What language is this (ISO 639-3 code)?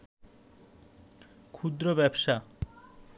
ben